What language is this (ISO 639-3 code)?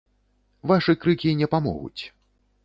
bel